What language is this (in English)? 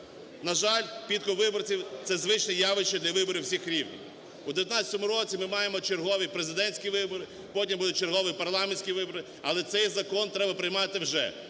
Ukrainian